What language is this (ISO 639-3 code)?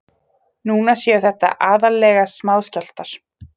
isl